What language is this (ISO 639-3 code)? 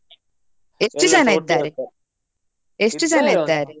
kan